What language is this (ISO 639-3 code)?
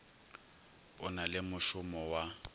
nso